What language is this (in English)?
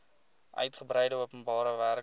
Afrikaans